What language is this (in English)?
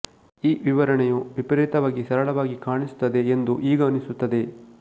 Kannada